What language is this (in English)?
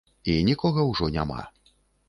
Belarusian